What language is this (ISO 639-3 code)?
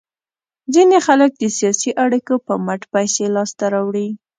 pus